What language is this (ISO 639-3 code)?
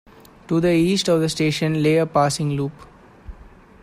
eng